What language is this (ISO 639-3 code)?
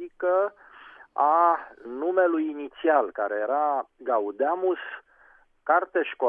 ron